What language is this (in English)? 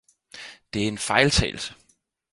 Danish